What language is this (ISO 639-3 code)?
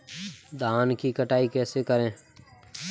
hin